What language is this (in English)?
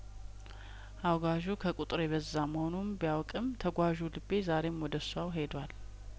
Amharic